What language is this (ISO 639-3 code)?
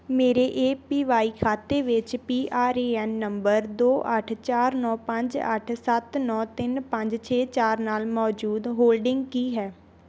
pan